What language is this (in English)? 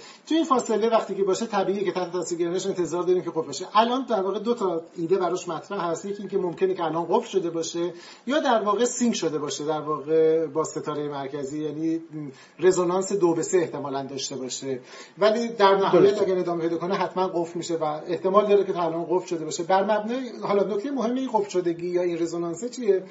Persian